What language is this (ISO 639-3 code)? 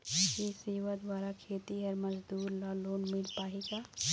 hne